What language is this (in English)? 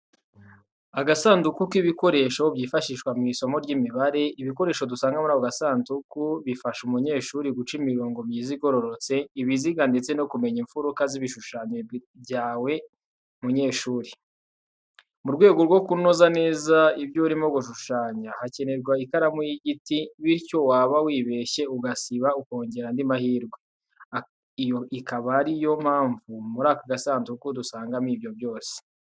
Kinyarwanda